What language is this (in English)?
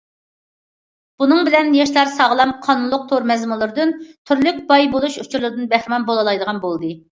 Uyghur